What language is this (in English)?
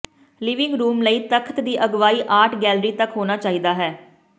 Punjabi